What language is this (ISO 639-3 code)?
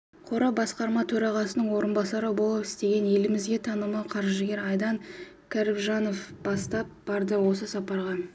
kaz